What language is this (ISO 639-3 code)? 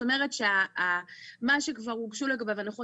heb